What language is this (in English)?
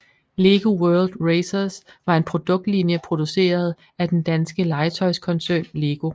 Danish